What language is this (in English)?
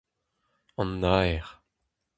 Breton